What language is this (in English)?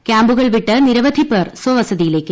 Malayalam